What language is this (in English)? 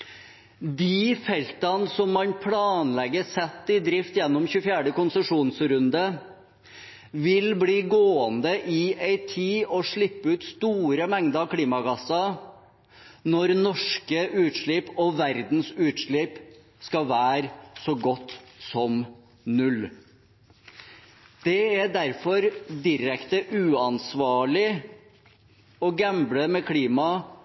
Norwegian Bokmål